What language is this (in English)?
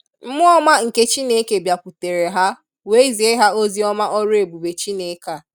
Igbo